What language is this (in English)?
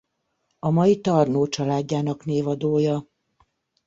Hungarian